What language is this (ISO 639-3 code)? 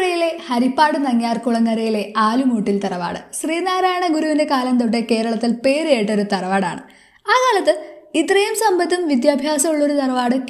mal